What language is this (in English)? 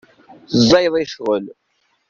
Kabyle